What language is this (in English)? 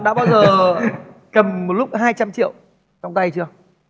Vietnamese